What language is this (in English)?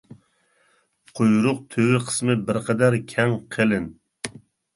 Uyghur